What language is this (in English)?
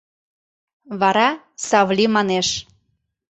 Mari